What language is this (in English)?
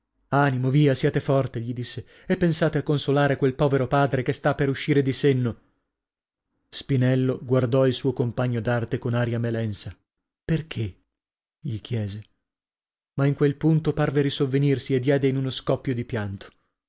Italian